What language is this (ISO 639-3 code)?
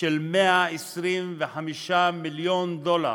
heb